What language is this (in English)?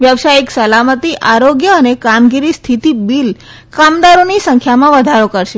Gujarati